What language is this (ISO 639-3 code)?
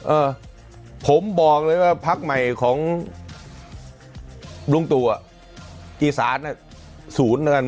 tha